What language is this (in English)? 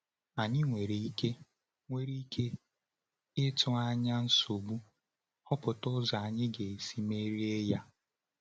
Igbo